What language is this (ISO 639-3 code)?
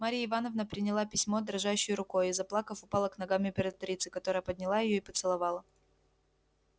rus